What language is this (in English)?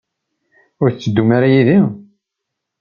Kabyle